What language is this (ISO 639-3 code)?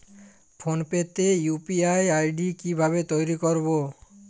ben